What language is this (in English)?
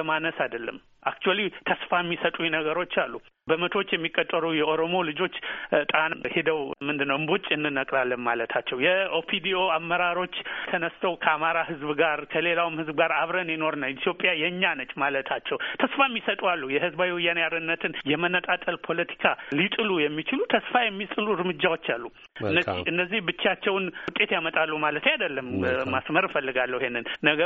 Amharic